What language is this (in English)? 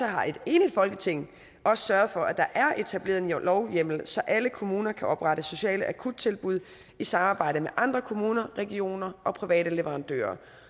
Danish